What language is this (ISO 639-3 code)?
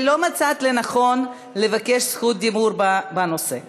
heb